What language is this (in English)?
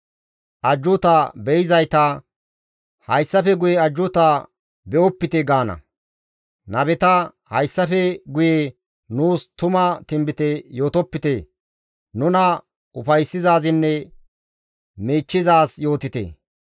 Gamo